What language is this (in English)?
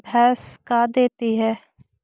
Magahi